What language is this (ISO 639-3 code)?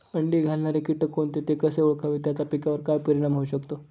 mar